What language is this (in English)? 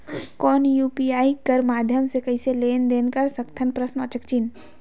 Chhattisgarhi